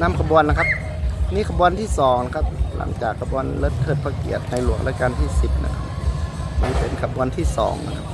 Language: Thai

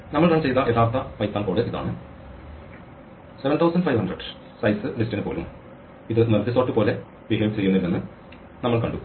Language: Malayalam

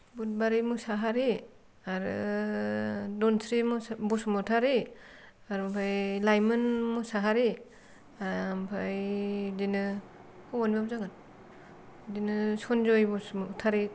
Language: Bodo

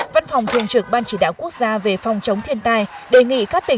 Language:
Vietnamese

